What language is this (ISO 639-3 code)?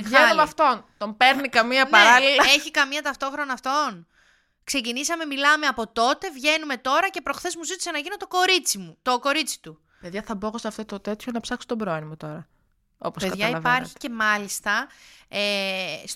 ell